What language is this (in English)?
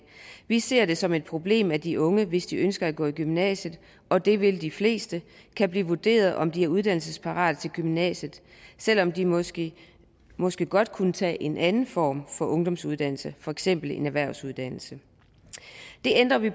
Danish